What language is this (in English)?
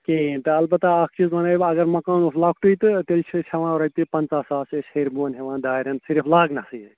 Kashmiri